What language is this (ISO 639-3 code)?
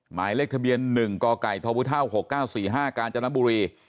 tha